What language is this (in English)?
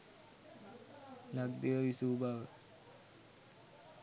Sinhala